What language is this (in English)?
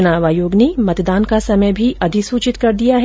Hindi